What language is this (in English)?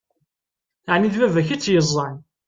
Kabyle